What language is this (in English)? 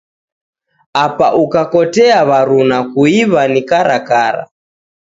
Taita